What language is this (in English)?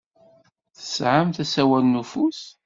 Kabyle